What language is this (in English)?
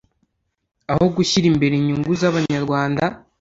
Kinyarwanda